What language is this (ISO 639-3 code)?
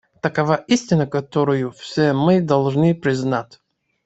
rus